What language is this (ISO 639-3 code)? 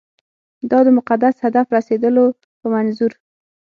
pus